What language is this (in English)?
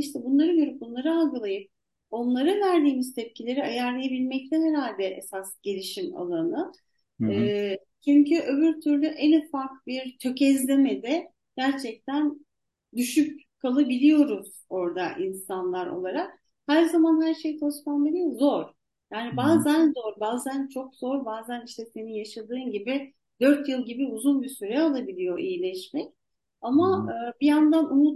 Turkish